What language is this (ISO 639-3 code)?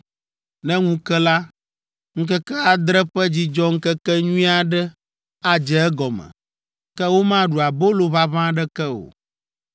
ewe